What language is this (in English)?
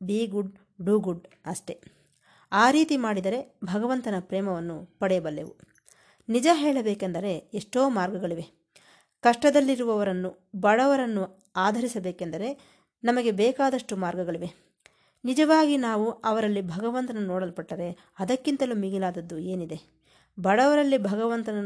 Kannada